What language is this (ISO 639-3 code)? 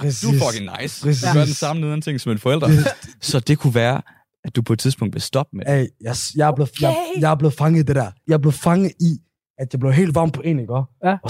dan